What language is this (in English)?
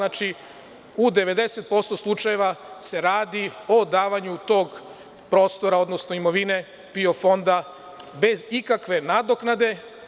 Serbian